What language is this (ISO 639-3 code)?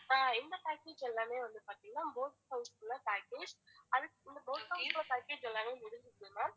tam